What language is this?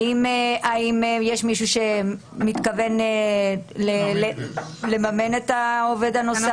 Hebrew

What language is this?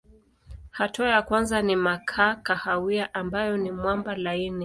Swahili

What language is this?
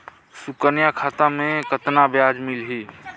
Chhattisgarhi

